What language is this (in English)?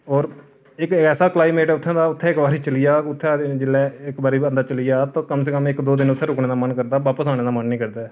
Dogri